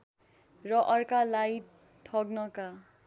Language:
Nepali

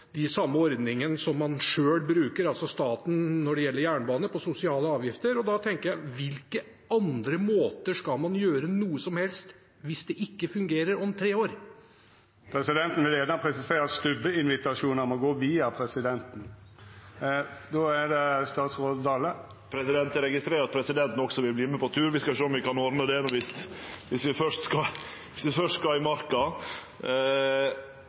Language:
Norwegian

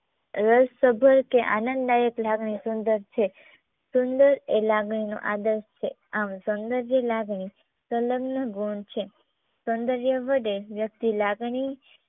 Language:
Gujarati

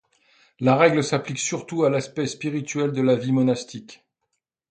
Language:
French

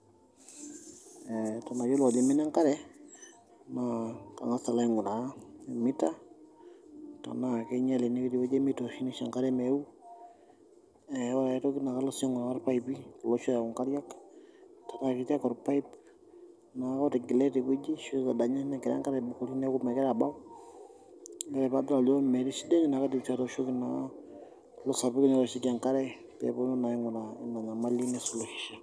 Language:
Masai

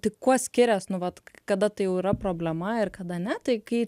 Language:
Lithuanian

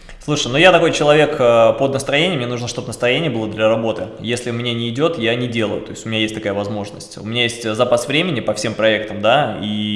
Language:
Russian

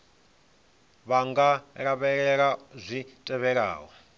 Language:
Venda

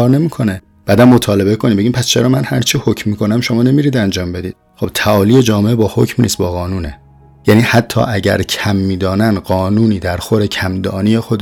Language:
Persian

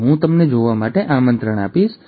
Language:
Gujarati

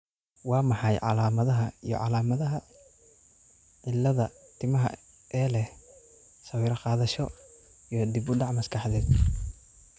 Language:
Somali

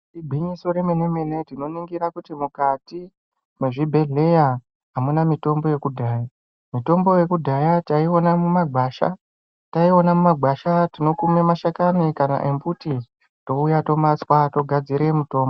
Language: Ndau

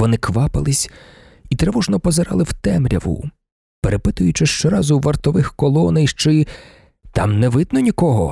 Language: Ukrainian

